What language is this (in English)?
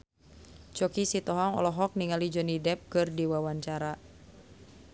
Sundanese